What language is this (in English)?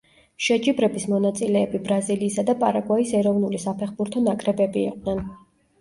Georgian